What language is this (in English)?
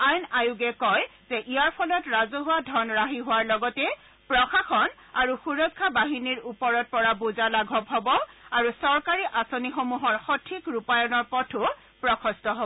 Assamese